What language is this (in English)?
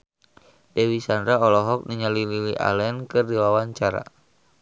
Sundanese